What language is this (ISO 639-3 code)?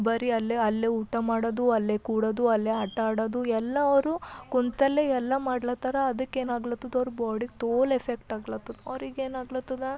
kan